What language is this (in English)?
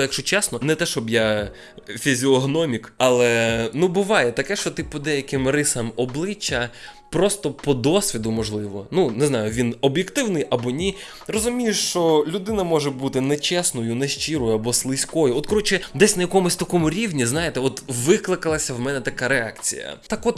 Ukrainian